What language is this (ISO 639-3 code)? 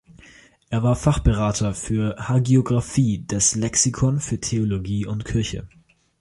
deu